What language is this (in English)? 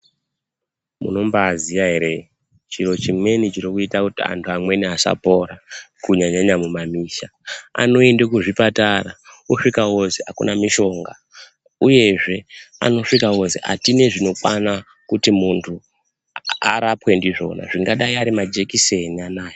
Ndau